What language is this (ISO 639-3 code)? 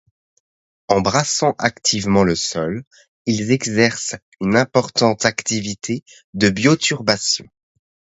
fra